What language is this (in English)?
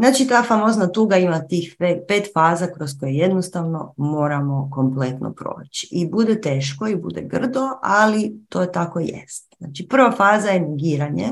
Croatian